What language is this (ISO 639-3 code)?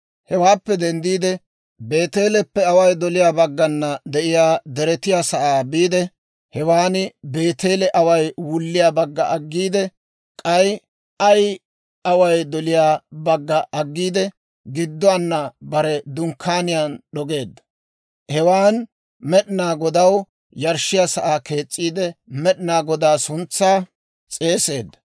dwr